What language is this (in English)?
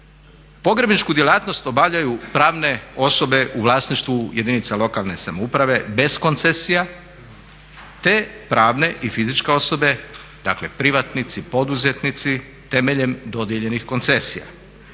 Croatian